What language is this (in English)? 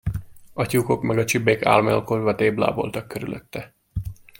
Hungarian